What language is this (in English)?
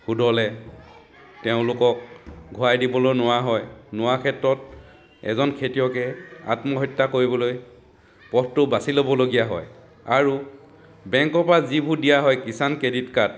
Assamese